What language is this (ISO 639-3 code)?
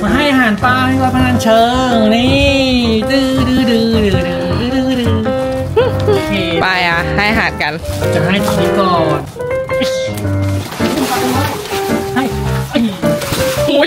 tha